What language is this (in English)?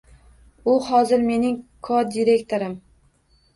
Uzbek